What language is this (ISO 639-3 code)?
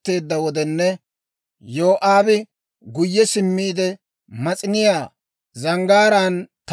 dwr